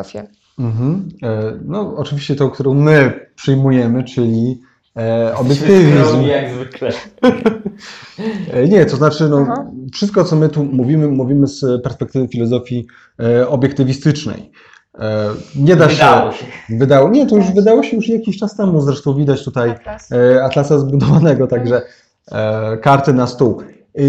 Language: Polish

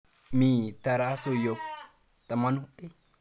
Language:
Kalenjin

